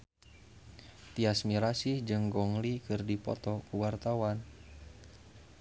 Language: Sundanese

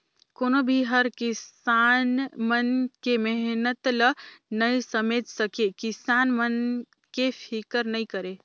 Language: Chhattisgarhi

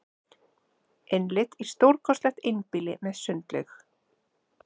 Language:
Icelandic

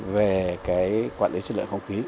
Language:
Vietnamese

